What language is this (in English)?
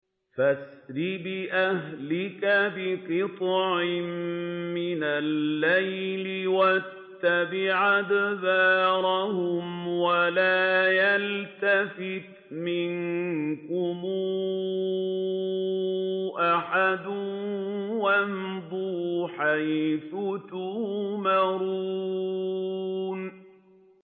Arabic